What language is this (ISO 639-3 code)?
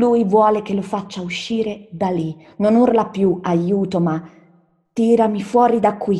ita